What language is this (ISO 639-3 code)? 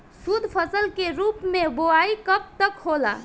bho